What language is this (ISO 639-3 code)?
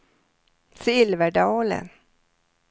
swe